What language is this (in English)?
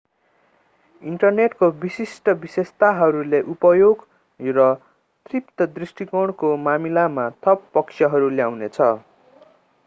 Nepali